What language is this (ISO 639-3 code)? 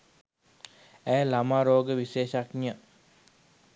sin